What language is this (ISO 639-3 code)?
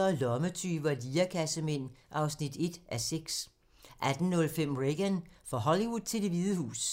dan